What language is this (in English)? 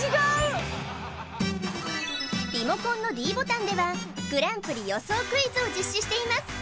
Japanese